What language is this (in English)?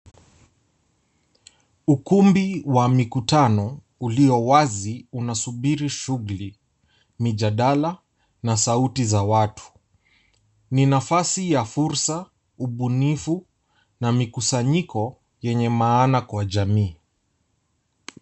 Swahili